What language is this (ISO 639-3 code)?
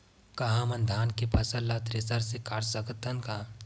hne